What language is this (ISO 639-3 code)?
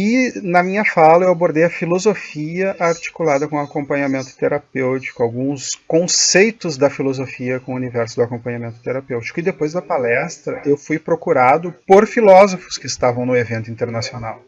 por